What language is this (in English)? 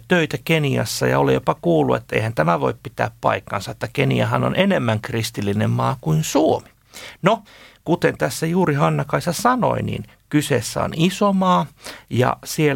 Finnish